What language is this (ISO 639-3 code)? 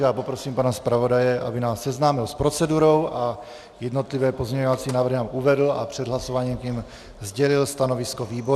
ces